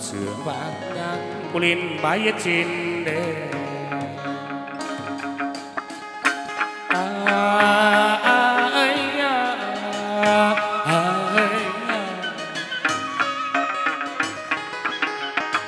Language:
Vietnamese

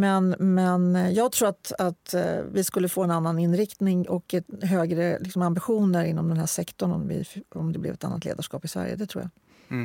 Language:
Swedish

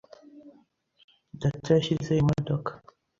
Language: Kinyarwanda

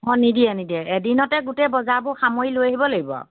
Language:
Assamese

